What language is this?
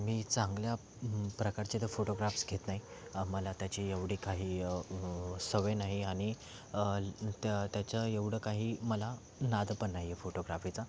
Marathi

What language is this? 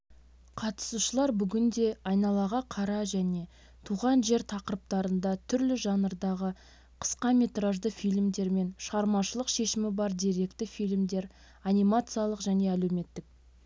Kazakh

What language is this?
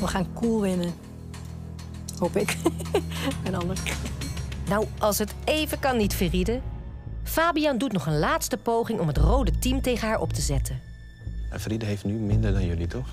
Dutch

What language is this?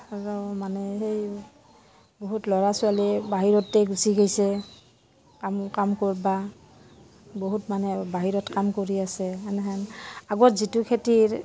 Assamese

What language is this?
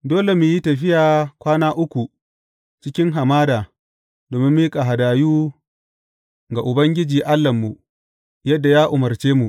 Hausa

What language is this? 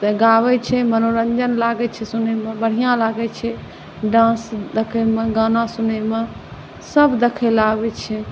Maithili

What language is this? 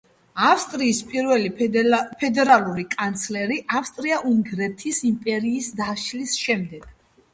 Georgian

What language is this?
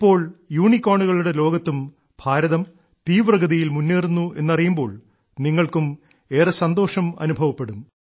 Malayalam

